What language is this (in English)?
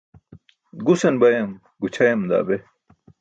Burushaski